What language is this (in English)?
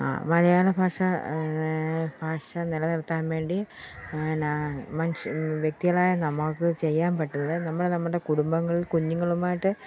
Malayalam